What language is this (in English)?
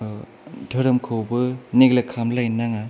Bodo